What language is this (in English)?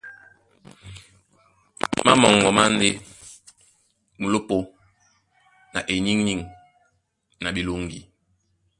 Duala